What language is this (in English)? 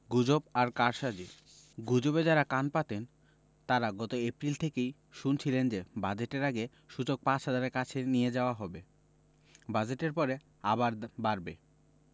Bangla